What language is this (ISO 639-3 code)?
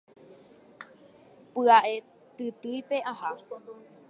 grn